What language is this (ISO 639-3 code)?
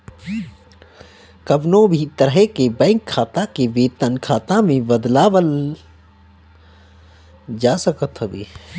bho